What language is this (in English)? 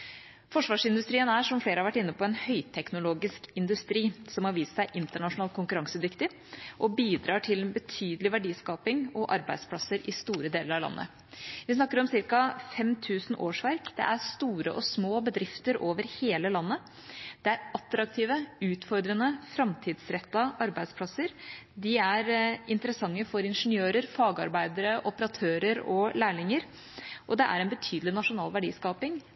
Norwegian Bokmål